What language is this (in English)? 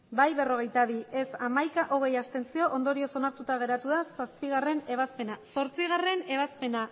Basque